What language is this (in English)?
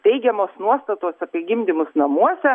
Lithuanian